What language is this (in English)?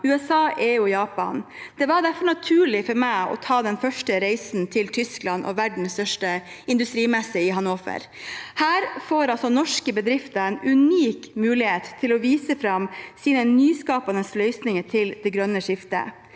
Norwegian